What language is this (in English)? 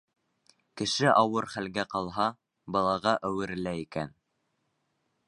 Bashkir